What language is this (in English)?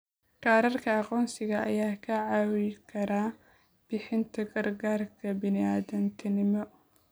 Somali